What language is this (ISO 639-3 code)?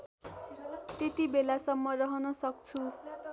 nep